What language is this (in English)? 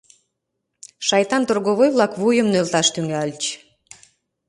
Mari